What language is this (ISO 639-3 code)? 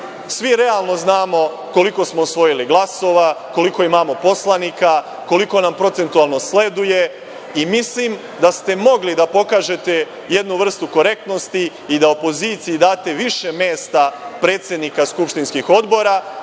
srp